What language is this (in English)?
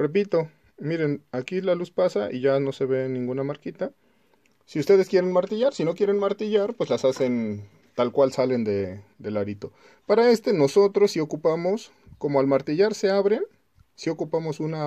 Spanish